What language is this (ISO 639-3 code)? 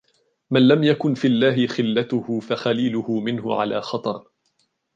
ara